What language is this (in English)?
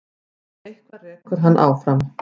Icelandic